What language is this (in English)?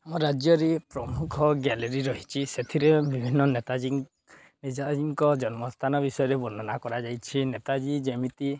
Odia